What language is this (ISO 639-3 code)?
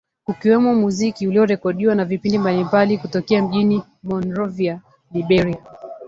swa